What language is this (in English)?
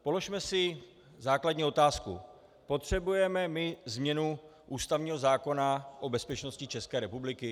Czech